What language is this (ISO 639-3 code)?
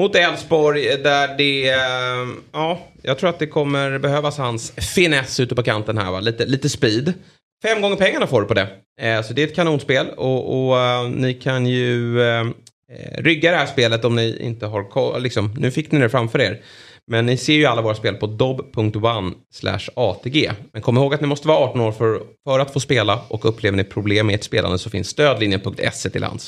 swe